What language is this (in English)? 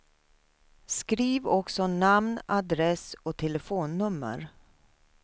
Swedish